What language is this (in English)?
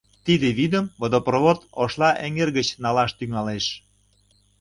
Mari